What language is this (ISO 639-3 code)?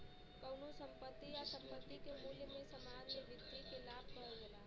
bho